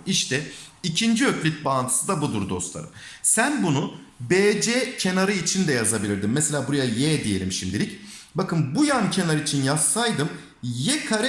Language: Turkish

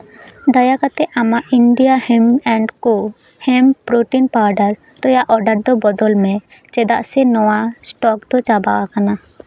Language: Santali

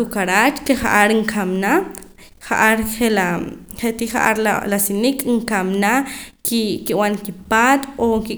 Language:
Poqomam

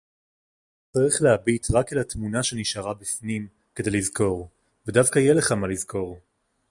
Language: Hebrew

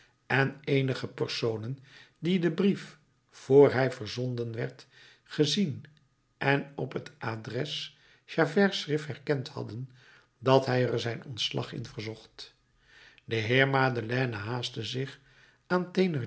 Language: Dutch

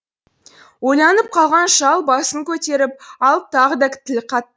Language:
Kazakh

